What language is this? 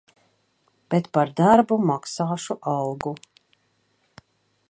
Latvian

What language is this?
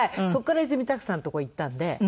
Japanese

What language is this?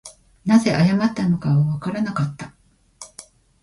Japanese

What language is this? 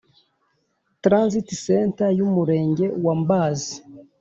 Kinyarwanda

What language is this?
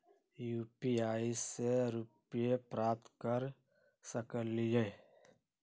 Magahi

